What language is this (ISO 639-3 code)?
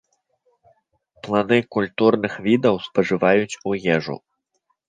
bel